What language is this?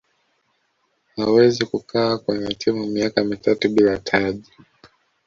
Swahili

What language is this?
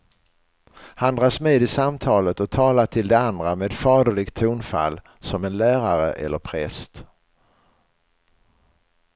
Swedish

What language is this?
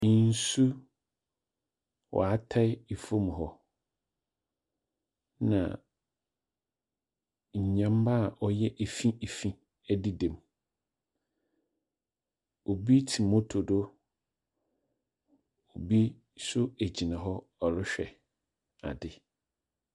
Akan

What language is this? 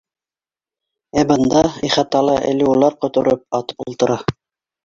Bashkir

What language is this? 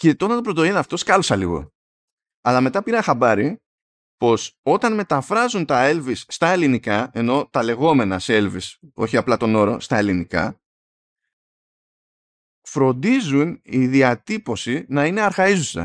Greek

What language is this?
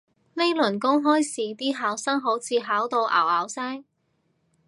Cantonese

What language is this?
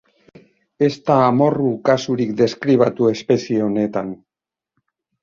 Basque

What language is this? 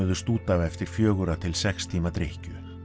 Icelandic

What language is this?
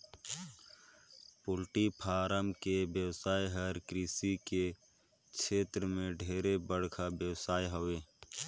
Chhattisgarhi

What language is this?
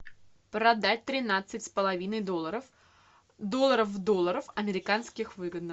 Russian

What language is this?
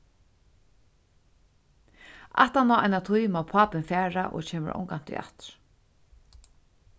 Faroese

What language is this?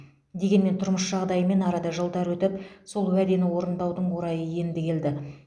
Kazakh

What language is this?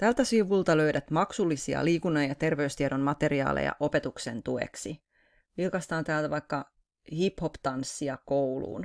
Finnish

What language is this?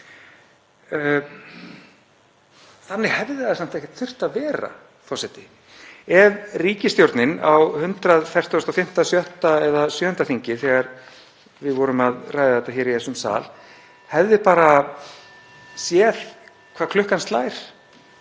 Icelandic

